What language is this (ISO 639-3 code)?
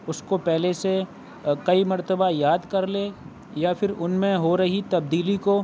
urd